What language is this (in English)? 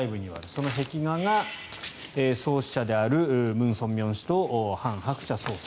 Japanese